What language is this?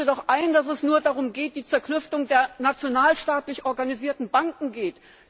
German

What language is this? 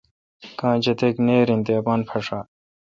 Kalkoti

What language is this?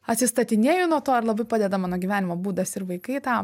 Lithuanian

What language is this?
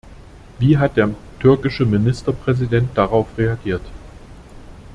German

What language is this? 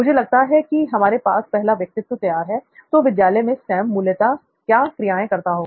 Hindi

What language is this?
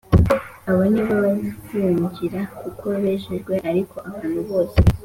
Kinyarwanda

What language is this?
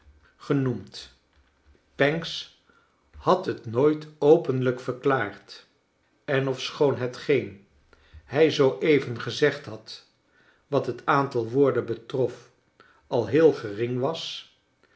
Dutch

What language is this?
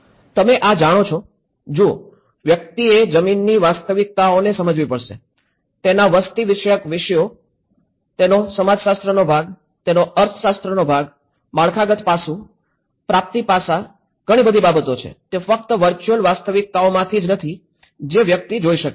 Gujarati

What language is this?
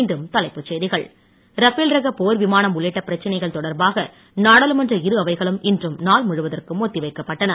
Tamil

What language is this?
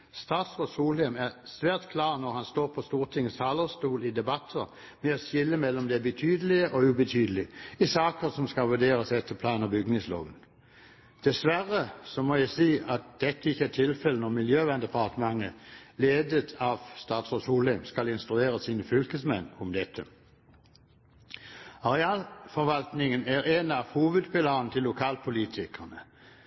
Norwegian Bokmål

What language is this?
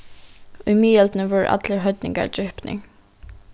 Faroese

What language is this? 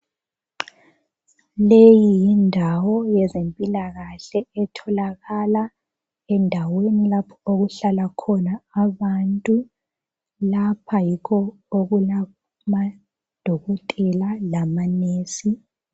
North Ndebele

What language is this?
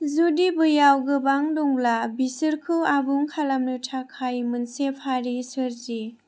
Bodo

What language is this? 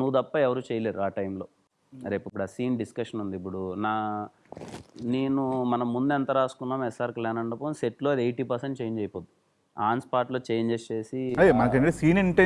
English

